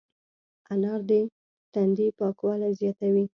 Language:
Pashto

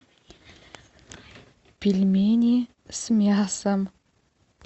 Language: Russian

